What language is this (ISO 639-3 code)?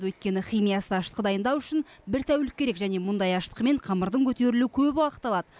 kaz